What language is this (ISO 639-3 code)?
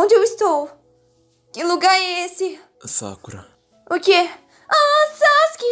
por